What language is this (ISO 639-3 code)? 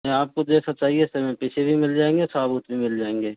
hin